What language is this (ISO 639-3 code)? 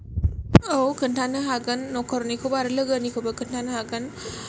brx